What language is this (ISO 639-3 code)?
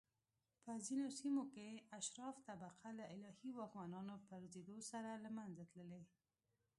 pus